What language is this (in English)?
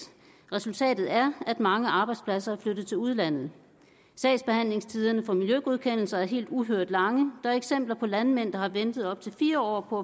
Danish